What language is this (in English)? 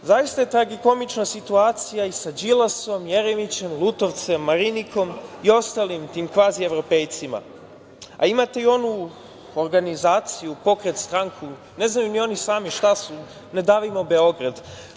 Serbian